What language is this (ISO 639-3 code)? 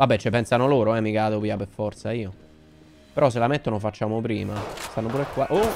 ita